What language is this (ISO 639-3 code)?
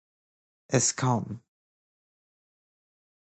fas